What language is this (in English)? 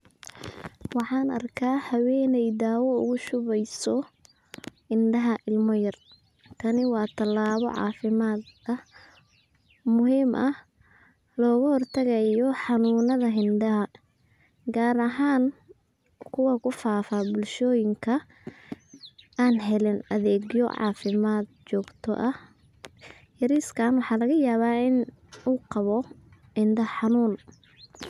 Somali